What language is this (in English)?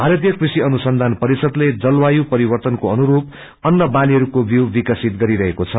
Nepali